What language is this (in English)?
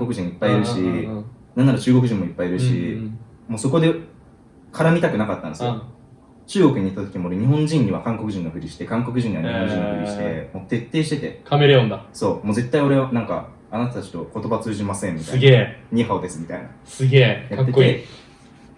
Japanese